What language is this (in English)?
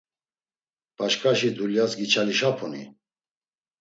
Laz